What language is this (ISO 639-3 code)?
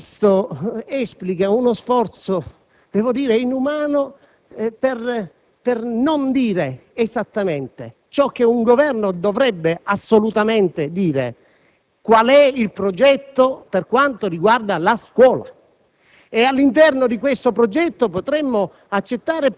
ita